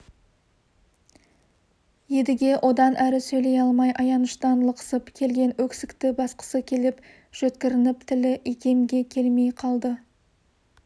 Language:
Kazakh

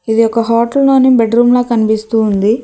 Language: Telugu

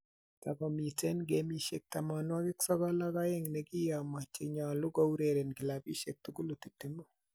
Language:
Kalenjin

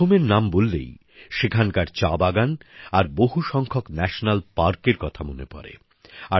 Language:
Bangla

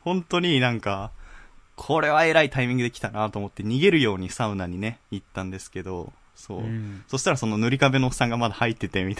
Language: Japanese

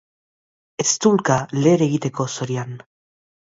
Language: Basque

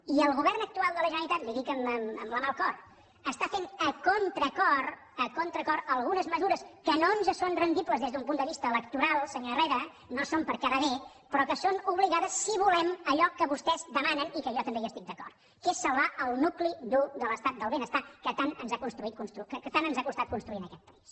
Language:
Catalan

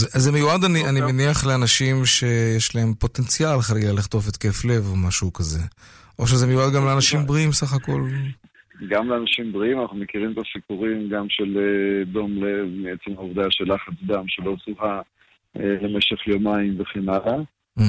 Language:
Hebrew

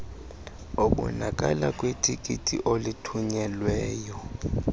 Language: Xhosa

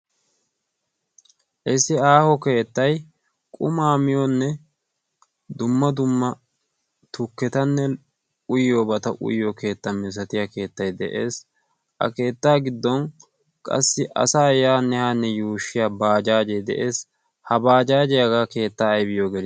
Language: Wolaytta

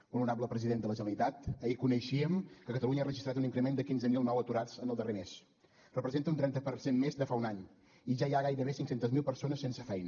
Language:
Catalan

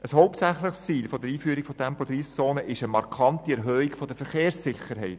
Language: Swiss German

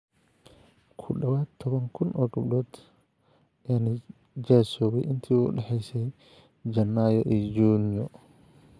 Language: Somali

